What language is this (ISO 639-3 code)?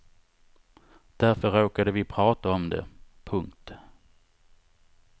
swe